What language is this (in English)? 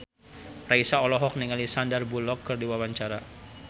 Sundanese